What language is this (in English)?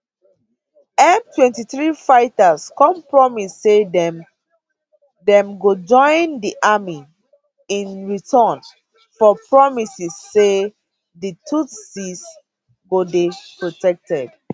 Nigerian Pidgin